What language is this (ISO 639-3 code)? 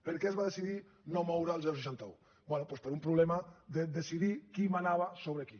cat